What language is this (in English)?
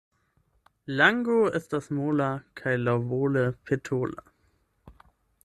Esperanto